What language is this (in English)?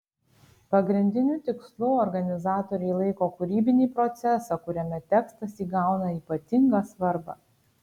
Lithuanian